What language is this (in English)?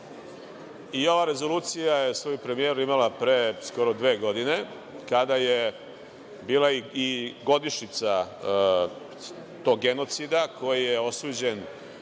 Serbian